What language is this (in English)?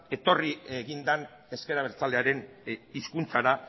Basque